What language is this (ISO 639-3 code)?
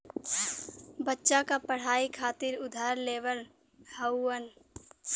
bho